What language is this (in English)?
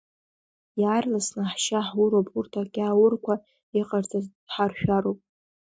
Abkhazian